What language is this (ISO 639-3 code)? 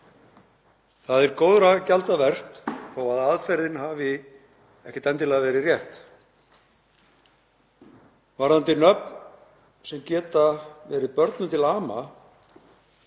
isl